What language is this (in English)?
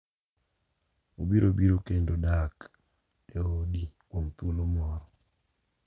Luo (Kenya and Tanzania)